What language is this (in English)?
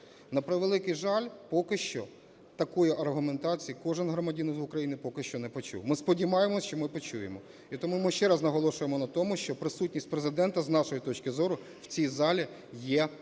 Ukrainian